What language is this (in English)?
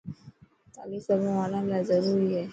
Dhatki